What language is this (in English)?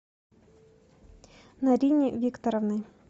Russian